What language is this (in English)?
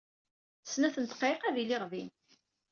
Kabyle